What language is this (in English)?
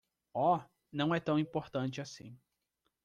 Portuguese